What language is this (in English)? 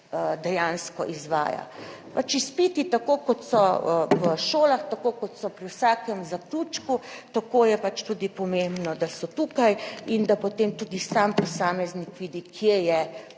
Slovenian